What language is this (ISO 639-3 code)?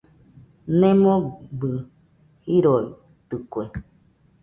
hux